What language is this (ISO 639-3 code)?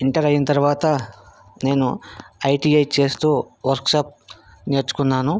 tel